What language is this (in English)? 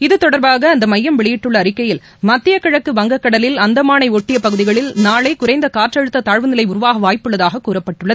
Tamil